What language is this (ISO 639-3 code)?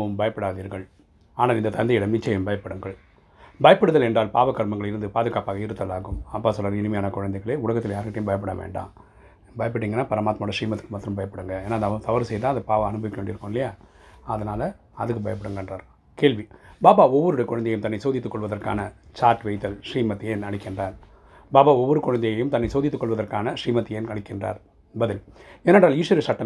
tam